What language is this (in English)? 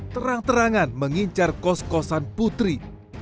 Indonesian